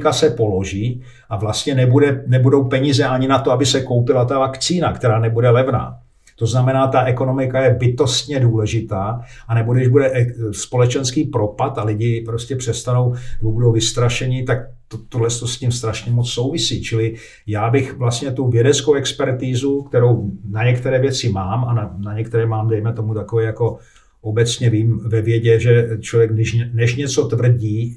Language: Czech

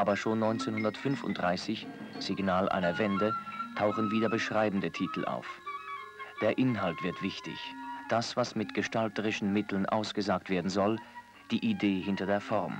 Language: German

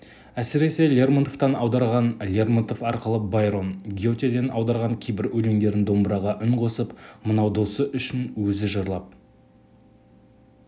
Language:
Kazakh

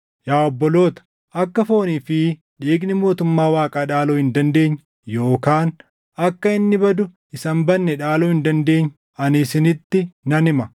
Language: Oromo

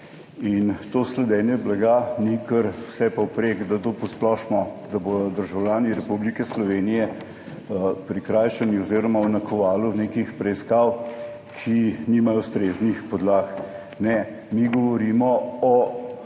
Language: Slovenian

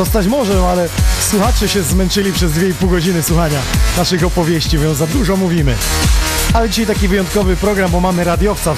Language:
Polish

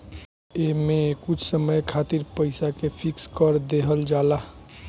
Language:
Bhojpuri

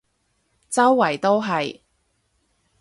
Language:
Cantonese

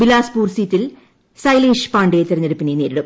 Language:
Malayalam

